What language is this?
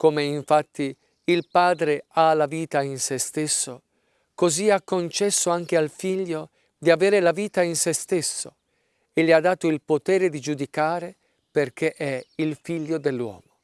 Italian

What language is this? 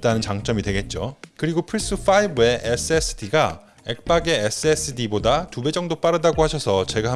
Korean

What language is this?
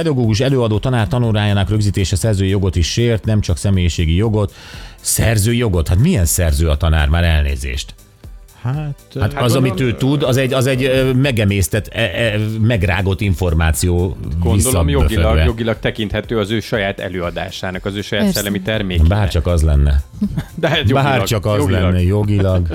Hungarian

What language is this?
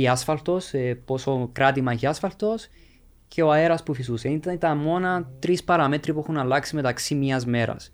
Greek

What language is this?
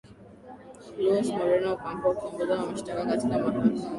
Swahili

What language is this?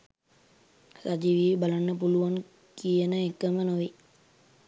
Sinhala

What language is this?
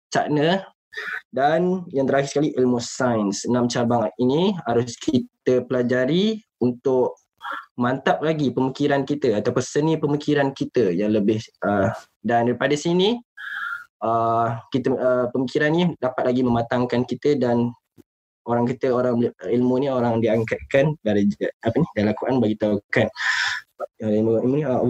Malay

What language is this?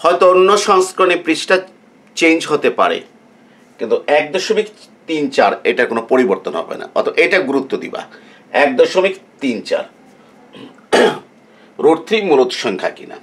Bangla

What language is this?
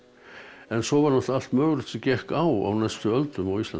Icelandic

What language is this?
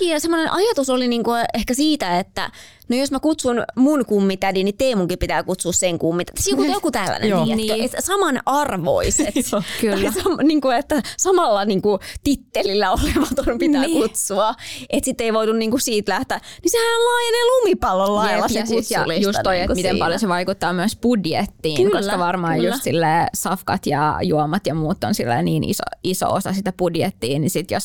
Finnish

